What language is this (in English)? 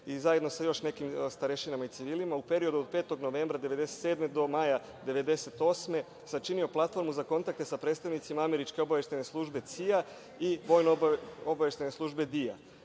Serbian